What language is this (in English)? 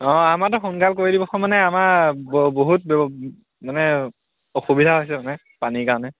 Assamese